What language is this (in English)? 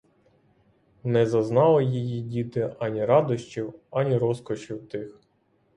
Ukrainian